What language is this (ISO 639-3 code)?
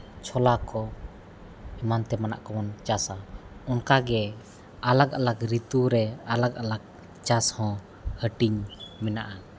sat